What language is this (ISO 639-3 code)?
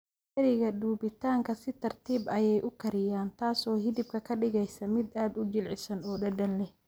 som